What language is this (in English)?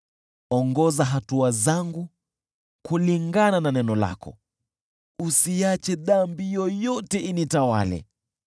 Swahili